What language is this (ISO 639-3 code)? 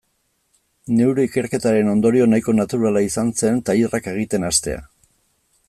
eus